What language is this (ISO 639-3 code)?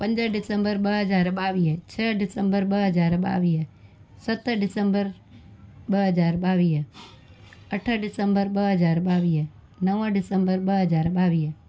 snd